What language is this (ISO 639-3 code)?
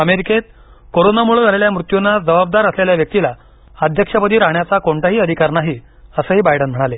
mar